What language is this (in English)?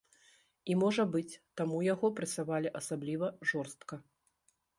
Belarusian